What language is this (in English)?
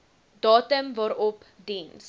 Afrikaans